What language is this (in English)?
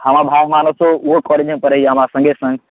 Maithili